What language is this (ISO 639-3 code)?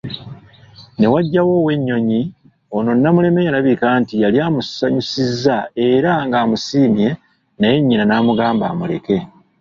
lug